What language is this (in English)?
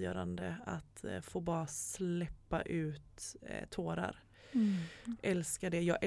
Swedish